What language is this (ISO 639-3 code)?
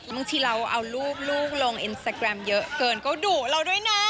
tha